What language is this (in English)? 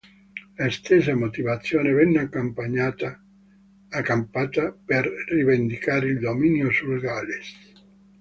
Italian